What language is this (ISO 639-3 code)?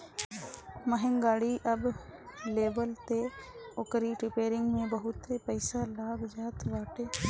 bho